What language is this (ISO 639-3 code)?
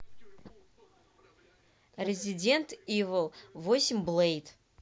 rus